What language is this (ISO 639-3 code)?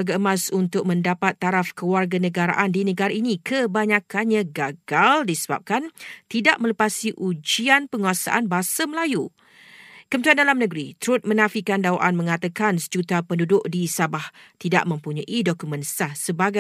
msa